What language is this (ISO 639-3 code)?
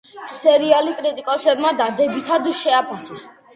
kat